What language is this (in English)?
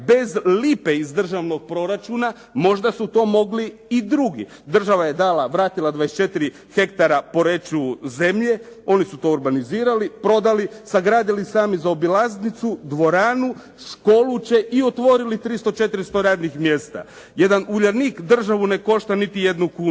Croatian